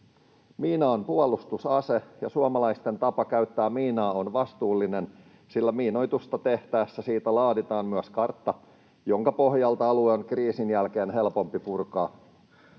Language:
Finnish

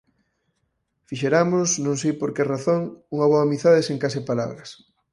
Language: Galician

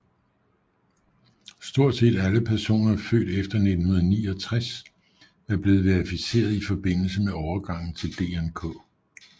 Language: Danish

